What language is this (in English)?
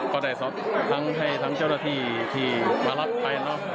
Thai